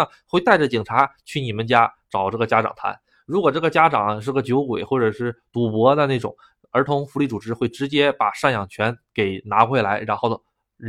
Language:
Chinese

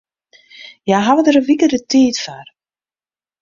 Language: Western Frisian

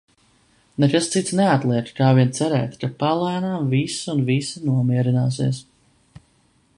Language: Latvian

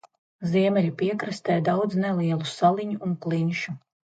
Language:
Latvian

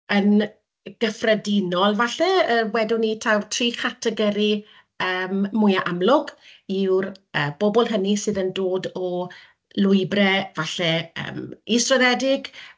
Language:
Welsh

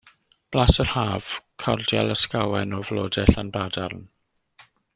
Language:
Welsh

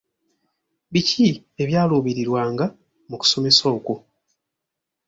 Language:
Ganda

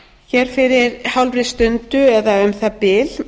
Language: Icelandic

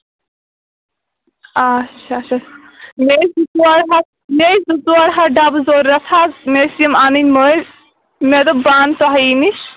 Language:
Kashmiri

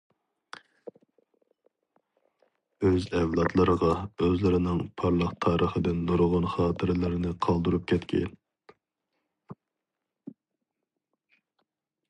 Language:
Uyghur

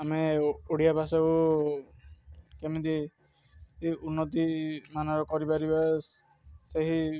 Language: Odia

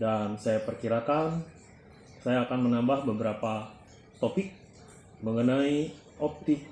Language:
Indonesian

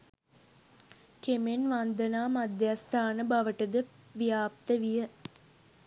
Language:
Sinhala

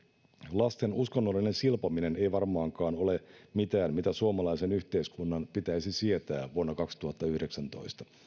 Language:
Finnish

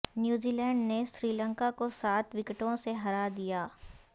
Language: Urdu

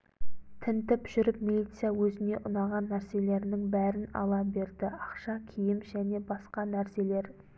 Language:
Kazakh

